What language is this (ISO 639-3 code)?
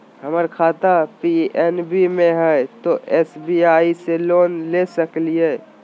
mag